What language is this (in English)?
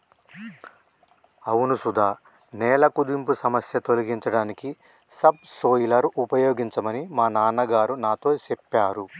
Telugu